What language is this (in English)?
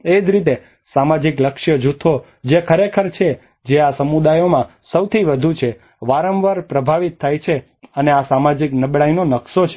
Gujarati